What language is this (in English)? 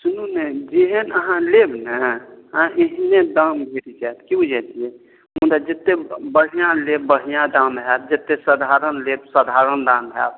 Maithili